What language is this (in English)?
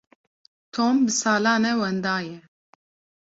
Kurdish